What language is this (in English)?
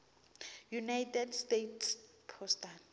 Tsonga